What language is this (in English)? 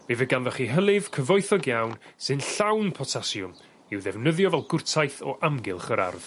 Welsh